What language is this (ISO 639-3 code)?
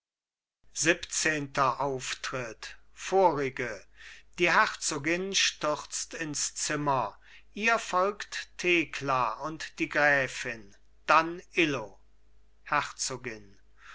deu